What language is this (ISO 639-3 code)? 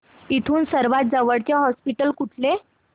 mar